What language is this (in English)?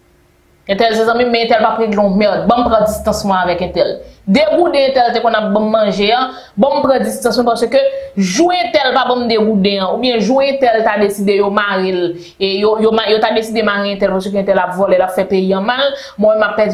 French